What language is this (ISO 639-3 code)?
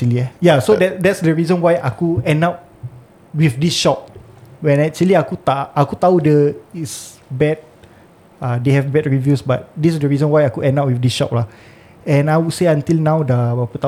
msa